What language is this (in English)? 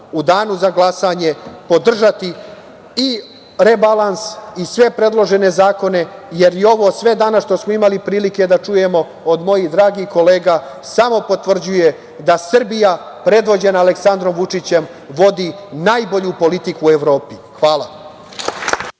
Serbian